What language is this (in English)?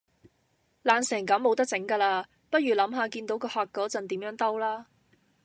Cantonese